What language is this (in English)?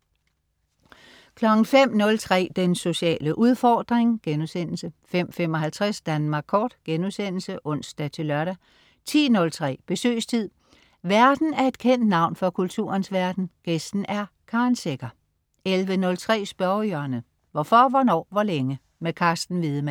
Danish